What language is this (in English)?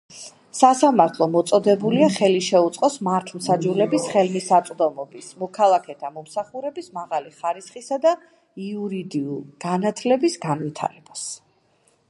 Georgian